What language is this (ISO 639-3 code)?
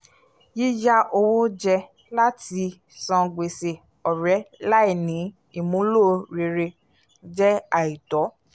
yor